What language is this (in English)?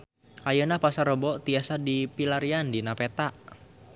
Sundanese